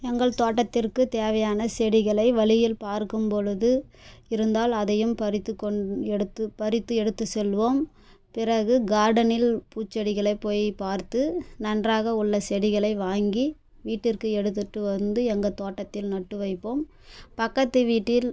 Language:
Tamil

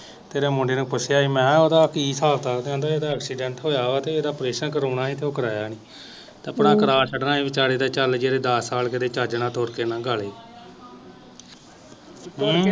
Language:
Punjabi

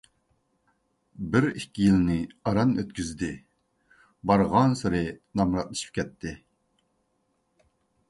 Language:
Uyghur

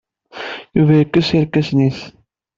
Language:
Kabyle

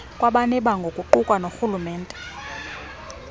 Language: Xhosa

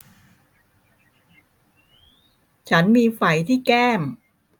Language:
Thai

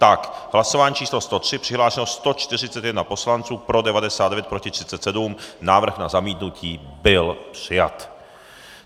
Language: Czech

